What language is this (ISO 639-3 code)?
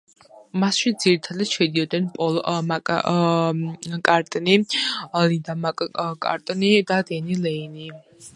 kat